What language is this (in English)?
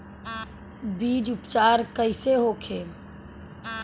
Bhojpuri